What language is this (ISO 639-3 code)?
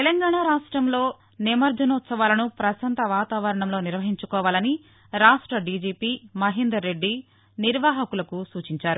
tel